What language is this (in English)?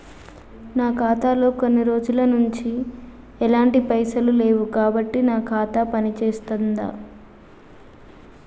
Telugu